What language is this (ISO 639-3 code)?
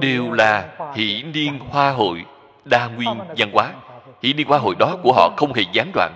vie